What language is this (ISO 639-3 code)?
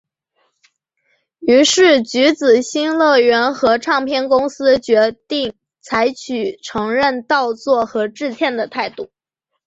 zho